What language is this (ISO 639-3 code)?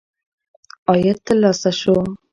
pus